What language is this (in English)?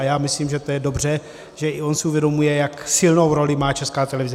Czech